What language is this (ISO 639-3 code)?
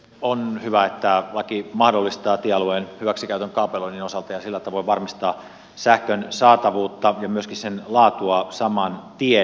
fin